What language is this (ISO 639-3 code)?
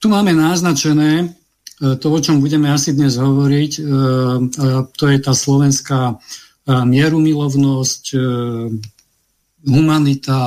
slk